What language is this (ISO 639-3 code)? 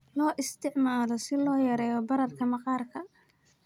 som